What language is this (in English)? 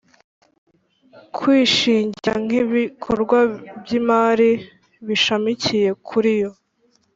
Kinyarwanda